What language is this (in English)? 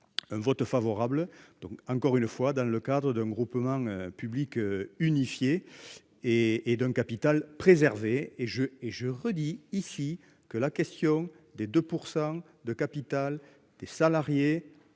French